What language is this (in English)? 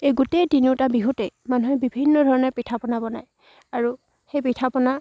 Assamese